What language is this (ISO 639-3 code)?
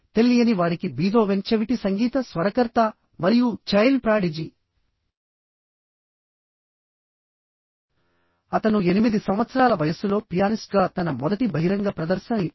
tel